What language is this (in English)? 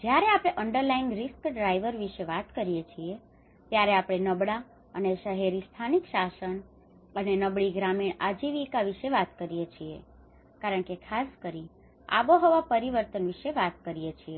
Gujarati